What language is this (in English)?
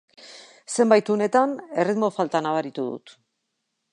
Basque